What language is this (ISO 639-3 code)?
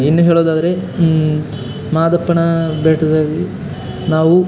kan